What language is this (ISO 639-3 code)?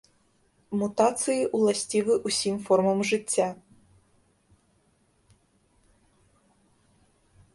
bel